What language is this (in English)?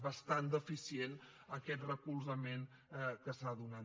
Catalan